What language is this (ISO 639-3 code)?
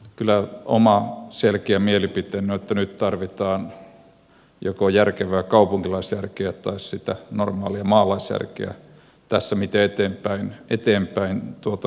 fin